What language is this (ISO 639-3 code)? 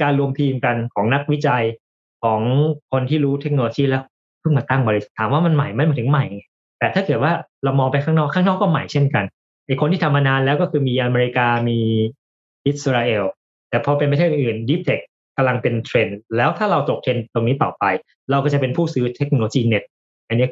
tha